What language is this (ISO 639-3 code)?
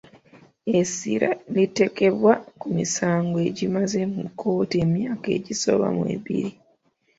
lug